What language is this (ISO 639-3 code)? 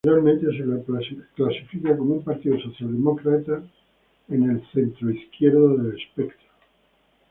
spa